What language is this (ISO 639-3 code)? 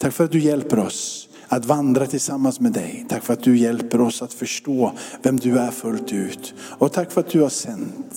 swe